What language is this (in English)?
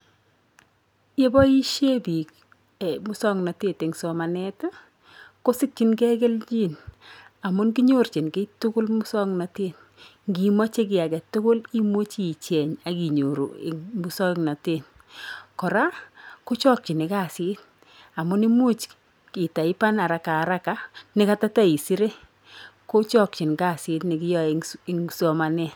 Kalenjin